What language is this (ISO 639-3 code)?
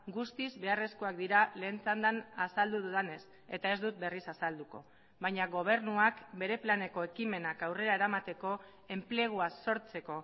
eus